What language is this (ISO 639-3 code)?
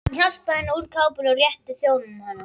isl